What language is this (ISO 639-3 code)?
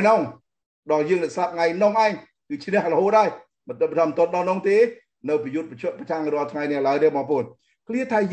tha